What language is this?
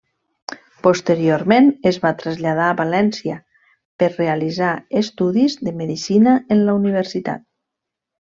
Catalan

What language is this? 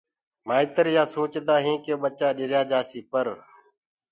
Gurgula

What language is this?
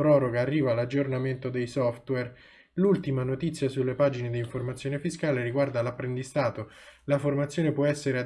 Italian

